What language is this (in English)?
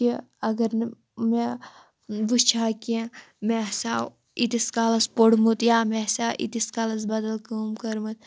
Kashmiri